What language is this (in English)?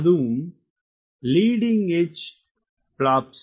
Tamil